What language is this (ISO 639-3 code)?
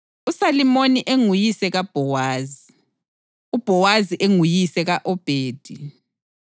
nde